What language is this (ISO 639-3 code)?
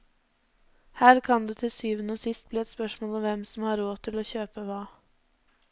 nor